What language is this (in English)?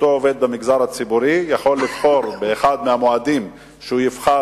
Hebrew